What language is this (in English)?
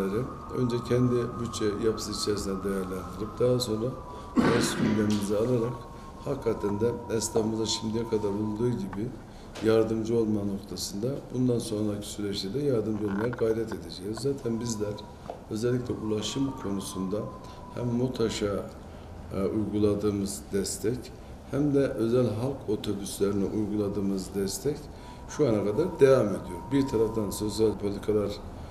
Turkish